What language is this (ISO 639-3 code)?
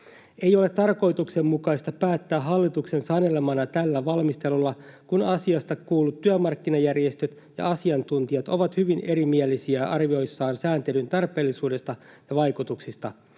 fin